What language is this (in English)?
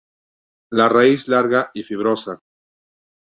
Spanish